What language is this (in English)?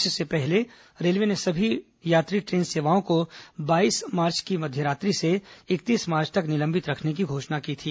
Hindi